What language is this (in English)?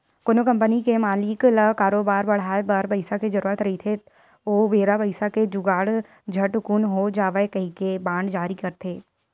Chhattisgarhi